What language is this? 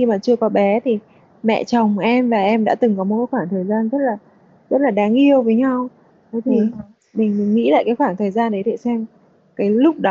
Vietnamese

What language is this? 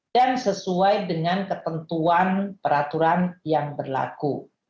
Indonesian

